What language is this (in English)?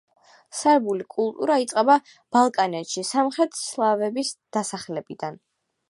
Georgian